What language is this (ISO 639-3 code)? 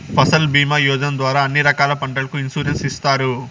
tel